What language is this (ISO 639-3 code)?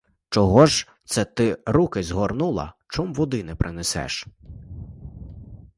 ukr